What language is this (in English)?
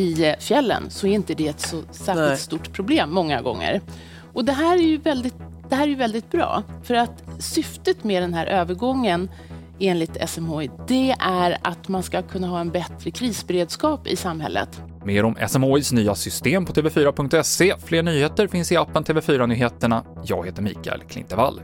Swedish